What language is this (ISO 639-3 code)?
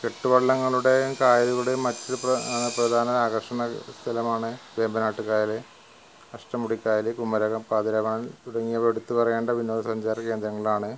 mal